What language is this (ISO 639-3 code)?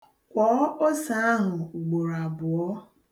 ibo